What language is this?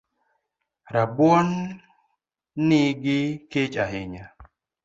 Luo (Kenya and Tanzania)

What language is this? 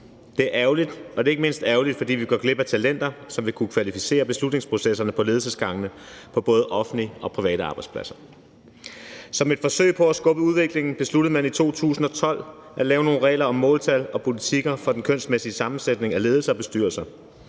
Danish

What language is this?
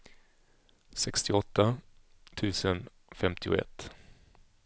Swedish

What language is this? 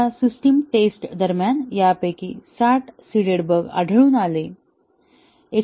Marathi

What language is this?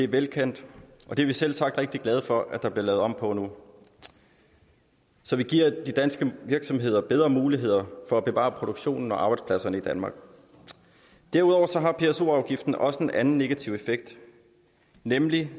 Danish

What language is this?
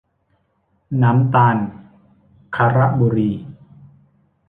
Thai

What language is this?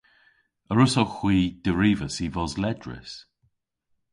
Cornish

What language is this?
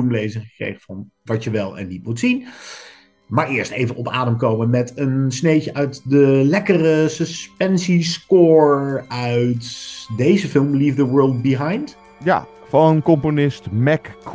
Dutch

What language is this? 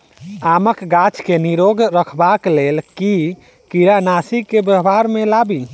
Maithili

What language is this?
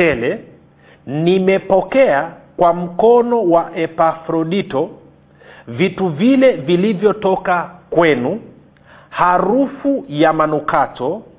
Swahili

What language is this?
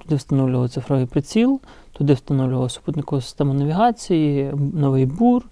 Ukrainian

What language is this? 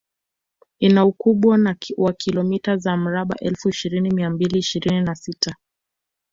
Swahili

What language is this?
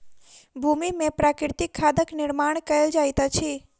Maithili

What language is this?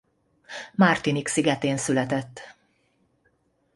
Hungarian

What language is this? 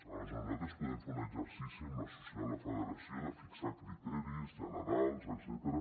Catalan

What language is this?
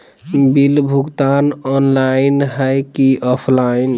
Magahi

